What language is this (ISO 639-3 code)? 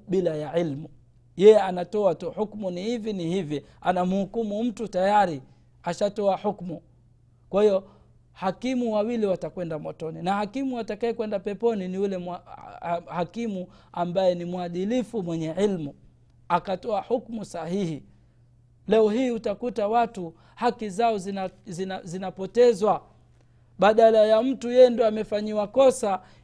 swa